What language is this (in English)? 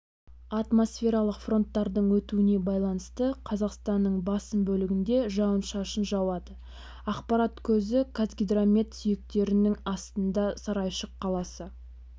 Kazakh